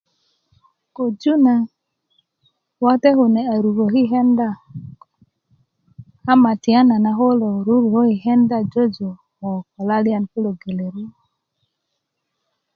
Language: Kuku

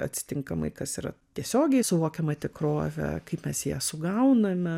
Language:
Lithuanian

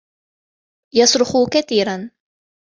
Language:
Arabic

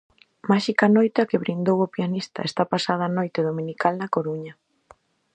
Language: Galician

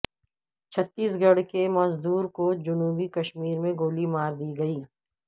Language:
Urdu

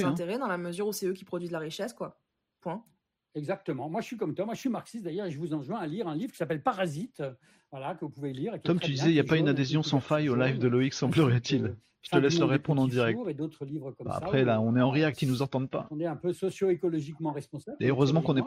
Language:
French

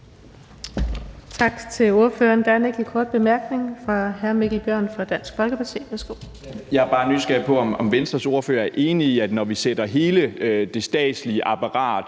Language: Danish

